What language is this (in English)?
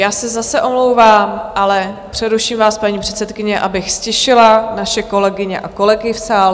Czech